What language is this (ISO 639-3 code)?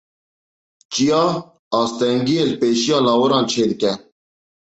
kur